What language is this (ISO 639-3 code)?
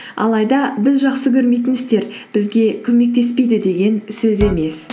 kaz